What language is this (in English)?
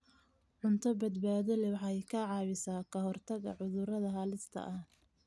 Somali